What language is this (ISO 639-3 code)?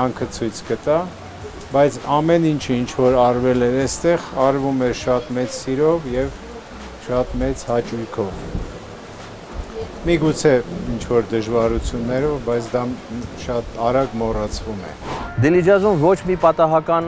tur